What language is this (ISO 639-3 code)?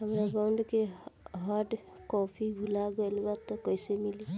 bho